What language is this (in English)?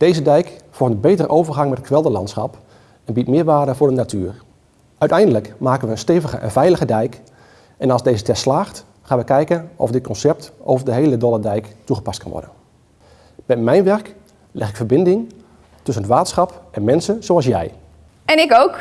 Dutch